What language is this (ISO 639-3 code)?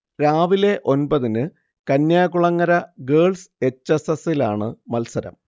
mal